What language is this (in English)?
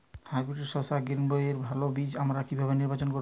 Bangla